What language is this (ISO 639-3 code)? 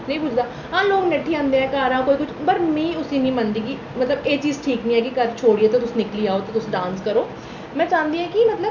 doi